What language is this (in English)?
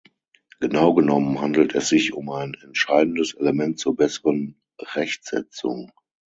German